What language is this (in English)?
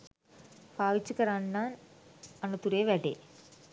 Sinhala